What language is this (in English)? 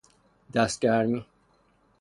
Persian